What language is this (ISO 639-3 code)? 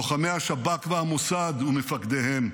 heb